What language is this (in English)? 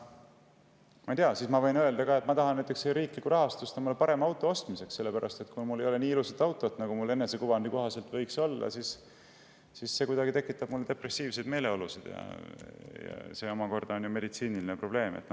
Estonian